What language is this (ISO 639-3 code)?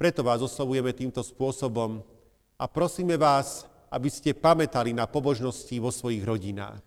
slk